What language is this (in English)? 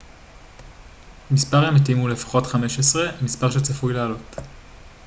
Hebrew